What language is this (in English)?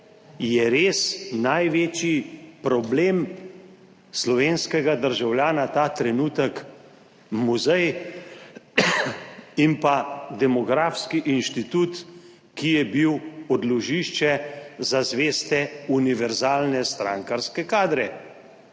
Slovenian